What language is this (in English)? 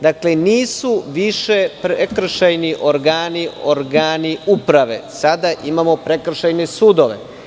Serbian